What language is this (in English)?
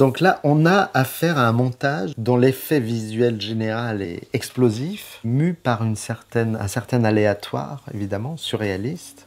French